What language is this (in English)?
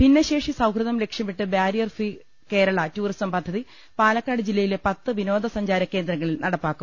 Malayalam